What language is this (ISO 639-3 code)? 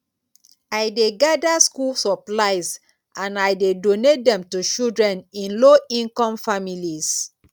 pcm